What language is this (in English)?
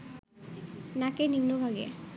Bangla